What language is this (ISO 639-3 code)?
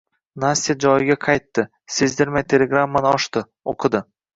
uzb